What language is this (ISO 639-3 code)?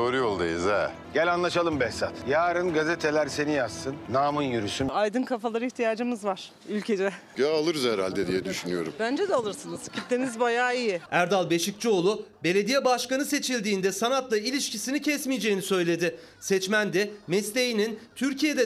tur